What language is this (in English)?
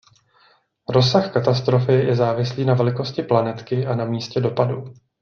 Czech